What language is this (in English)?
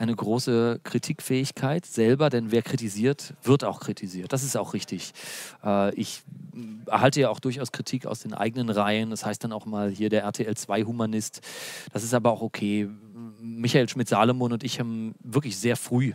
German